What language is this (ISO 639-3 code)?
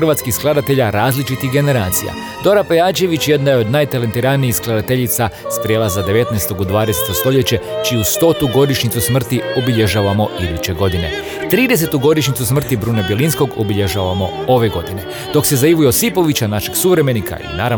hrv